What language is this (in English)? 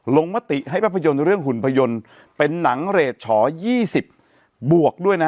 Thai